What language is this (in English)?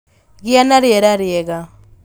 Kikuyu